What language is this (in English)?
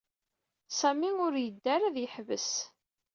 Kabyle